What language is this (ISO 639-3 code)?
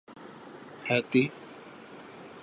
urd